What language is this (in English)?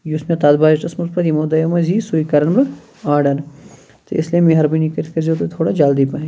Kashmiri